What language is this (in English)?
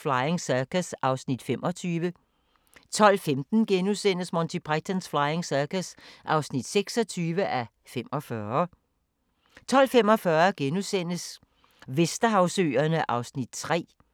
Danish